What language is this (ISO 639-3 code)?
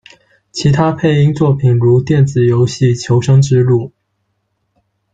zho